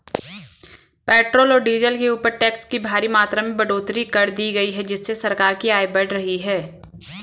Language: Hindi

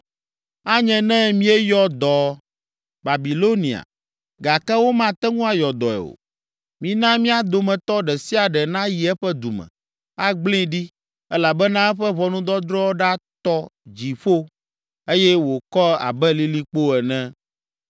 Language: Ewe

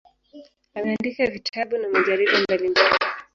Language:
Swahili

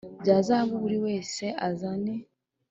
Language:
Kinyarwanda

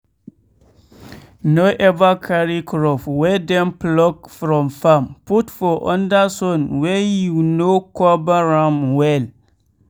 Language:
Nigerian Pidgin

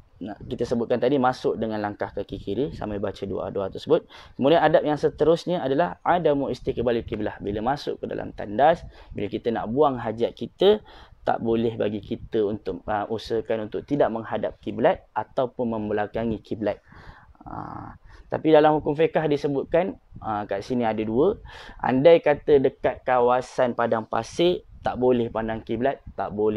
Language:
Malay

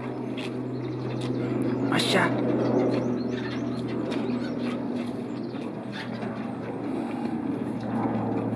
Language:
Dutch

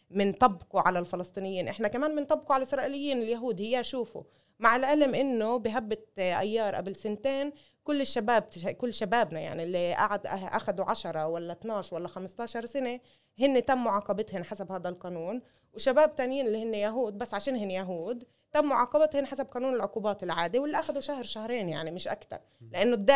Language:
Arabic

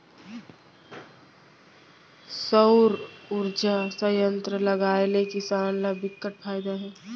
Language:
Chhattisgarhi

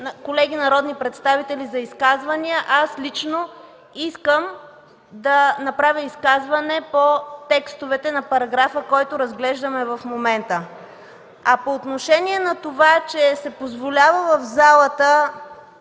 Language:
Bulgarian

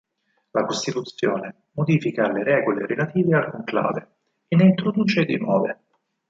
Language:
Italian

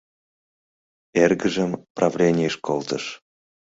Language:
Mari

